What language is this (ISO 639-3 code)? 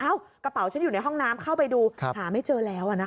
tha